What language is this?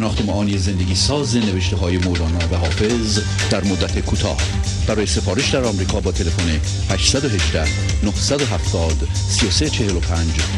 Persian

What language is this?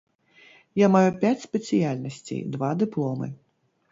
Belarusian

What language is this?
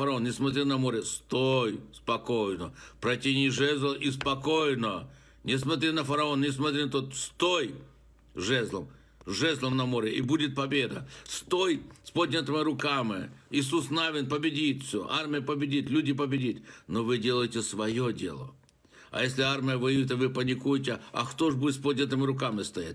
Russian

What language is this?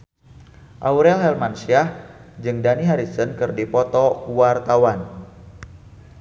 Sundanese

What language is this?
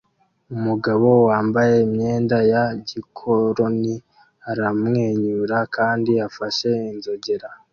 Kinyarwanda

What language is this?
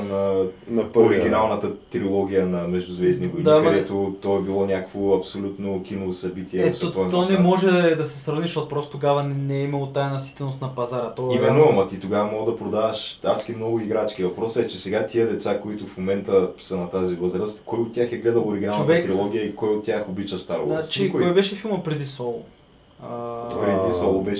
Bulgarian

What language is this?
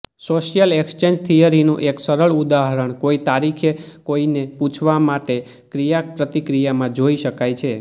Gujarati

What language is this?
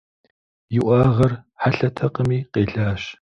Kabardian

